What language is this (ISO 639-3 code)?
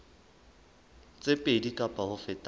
sot